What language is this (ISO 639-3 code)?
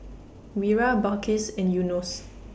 eng